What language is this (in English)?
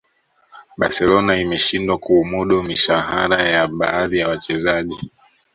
Swahili